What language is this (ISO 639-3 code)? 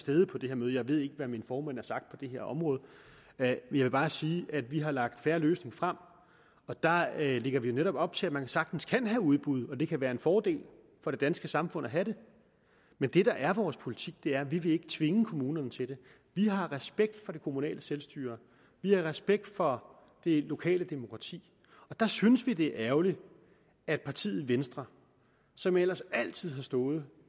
dan